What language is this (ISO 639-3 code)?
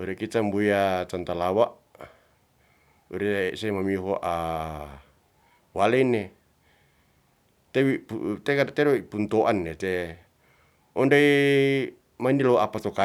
rth